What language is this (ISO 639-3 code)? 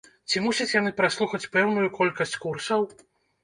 bel